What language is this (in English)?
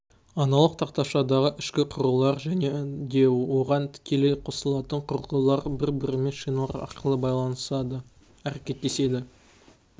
Kazakh